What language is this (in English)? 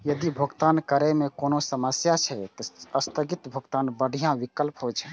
Maithili